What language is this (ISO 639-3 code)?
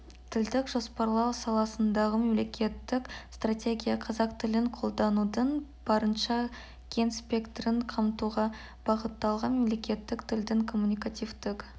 kaz